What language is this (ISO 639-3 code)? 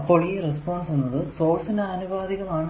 mal